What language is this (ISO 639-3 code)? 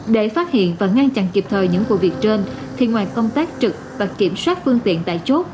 vie